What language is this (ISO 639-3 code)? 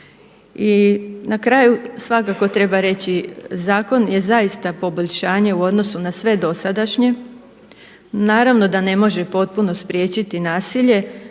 hrv